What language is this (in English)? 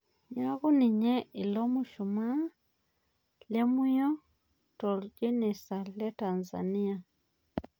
Masai